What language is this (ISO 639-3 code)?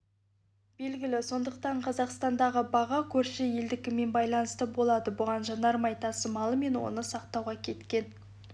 kaz